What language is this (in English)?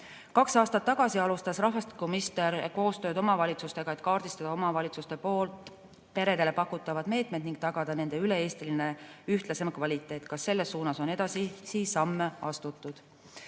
Estonian